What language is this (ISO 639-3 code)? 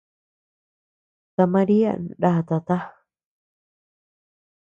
cux